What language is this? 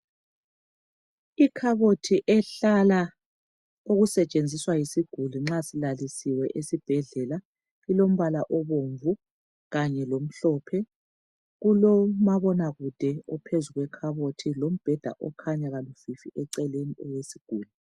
North Ndebele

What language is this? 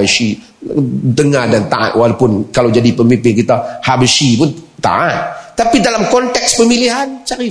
Malay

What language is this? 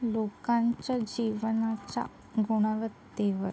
Marathi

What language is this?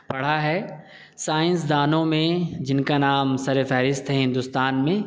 Urdu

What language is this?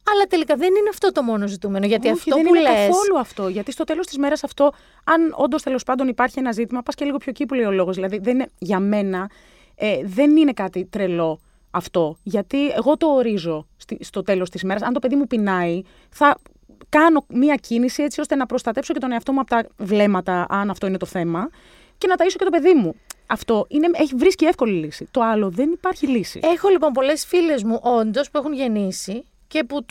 Greek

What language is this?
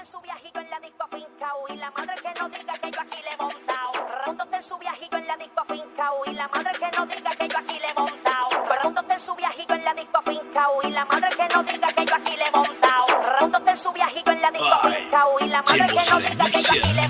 Indonesian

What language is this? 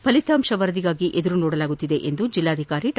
Kannada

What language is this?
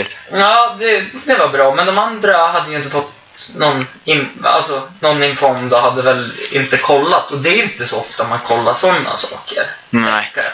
Swedish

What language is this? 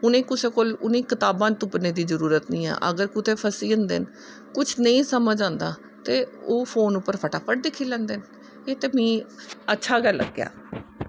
Dogri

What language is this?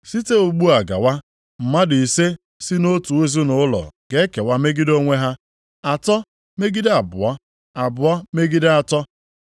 Igbo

